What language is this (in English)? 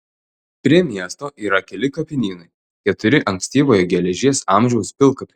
Lithuanian